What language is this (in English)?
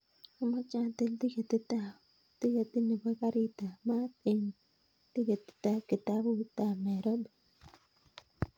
Kalenjin